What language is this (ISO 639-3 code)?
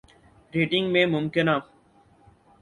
urd